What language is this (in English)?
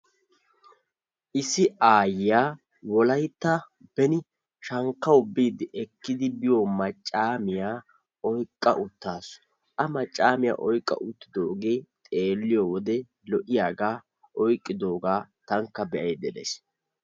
Wolaytta